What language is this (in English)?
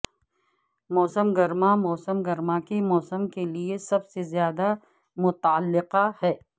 Urdu